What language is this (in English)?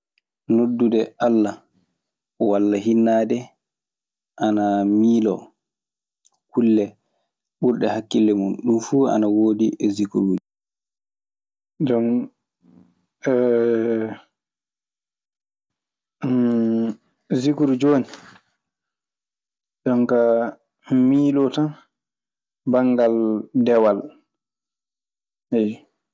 Maasina Fulfulde